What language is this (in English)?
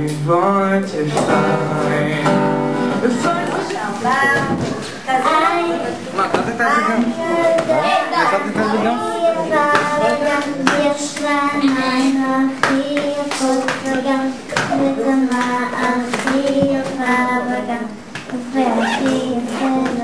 Greek